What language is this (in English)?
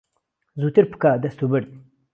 Central Kurdish